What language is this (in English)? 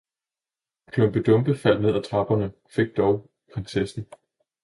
Danish